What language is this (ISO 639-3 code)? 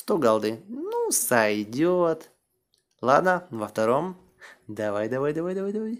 rus